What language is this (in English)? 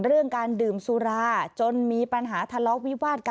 Thai